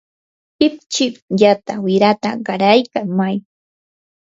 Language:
Yanahuanca Pasco Quechua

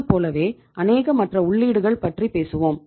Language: Tamil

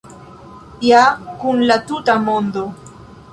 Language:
Esperanto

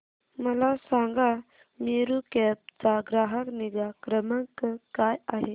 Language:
Marathi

